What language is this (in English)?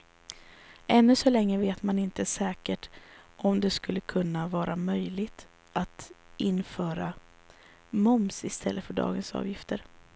Swedish